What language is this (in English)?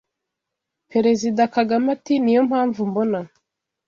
Kinyarwanda